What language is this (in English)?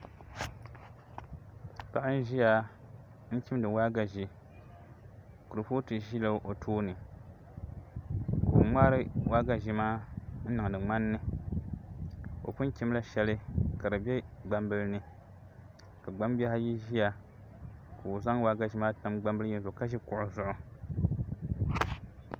Dagbani